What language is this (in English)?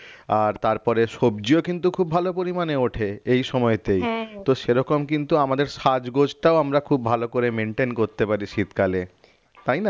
Bangla